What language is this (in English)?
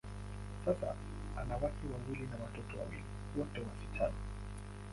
Swahili